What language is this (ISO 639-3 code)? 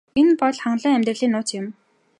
mon